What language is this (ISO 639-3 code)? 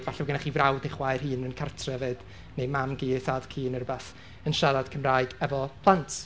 cym